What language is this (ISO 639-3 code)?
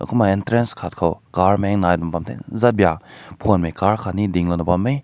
nbu